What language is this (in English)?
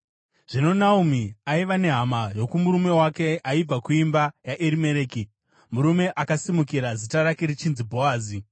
Shona